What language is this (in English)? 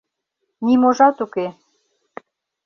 Mari